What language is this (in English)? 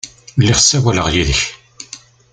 Kabyle